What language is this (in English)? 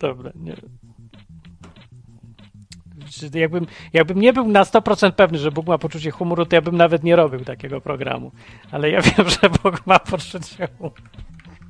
Polish